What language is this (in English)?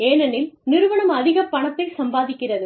Tamil